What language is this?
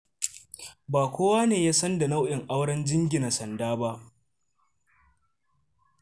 Hausa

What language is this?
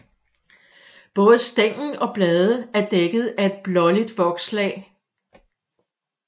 Danish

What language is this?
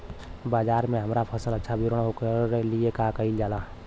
Bhojpuri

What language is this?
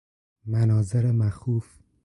Persian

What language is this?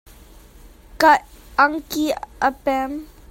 Hakha Chin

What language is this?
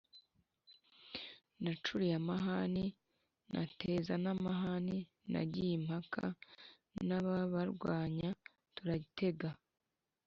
Kinyarwanda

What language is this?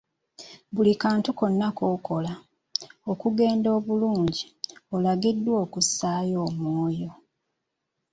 Ganda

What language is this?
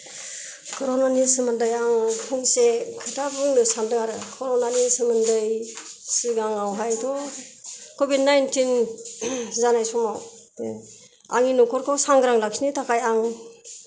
Bodo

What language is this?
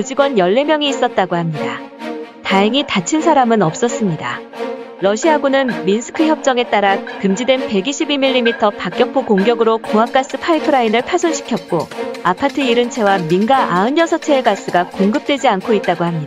Korean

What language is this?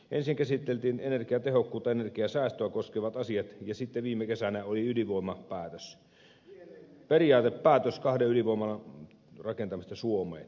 Finnish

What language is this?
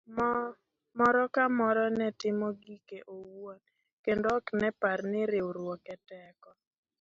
Luo (Kenya and Tanzania)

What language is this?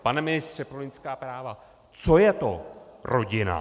Czech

